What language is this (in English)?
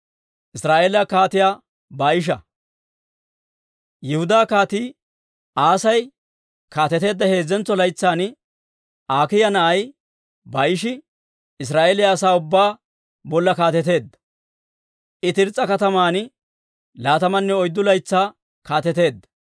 Dawro